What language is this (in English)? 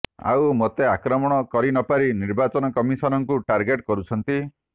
Odia